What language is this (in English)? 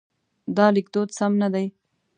Pashto